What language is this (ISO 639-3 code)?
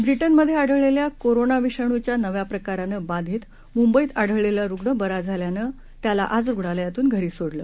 mar